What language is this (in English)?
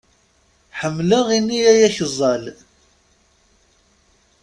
Kabyle